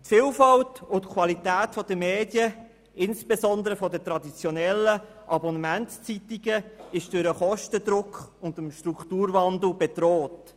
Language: Swiss German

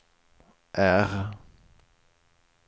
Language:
Swedish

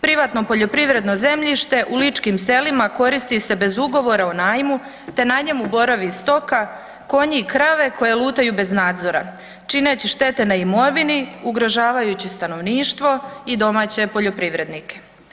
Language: Croatian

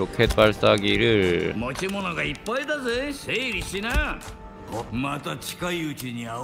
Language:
Korean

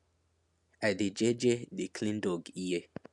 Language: Nigerian Pidgin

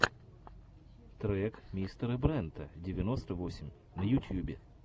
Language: Russian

